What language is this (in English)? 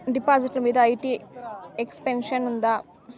Telugu